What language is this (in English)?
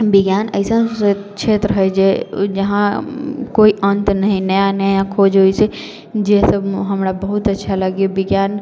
Maithili